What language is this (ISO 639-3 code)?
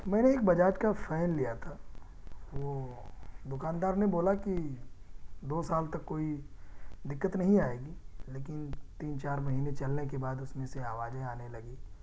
urd